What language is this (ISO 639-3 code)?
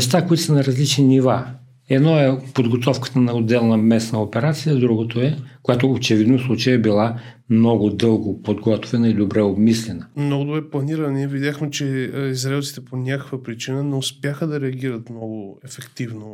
bul